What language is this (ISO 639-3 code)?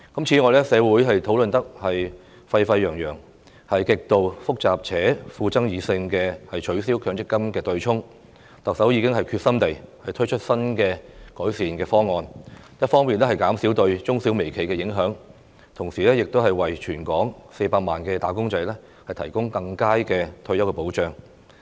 yue